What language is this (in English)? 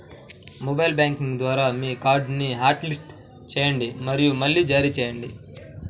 Telugu